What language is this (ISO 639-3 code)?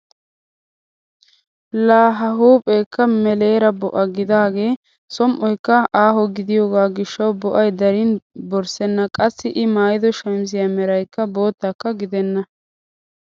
wal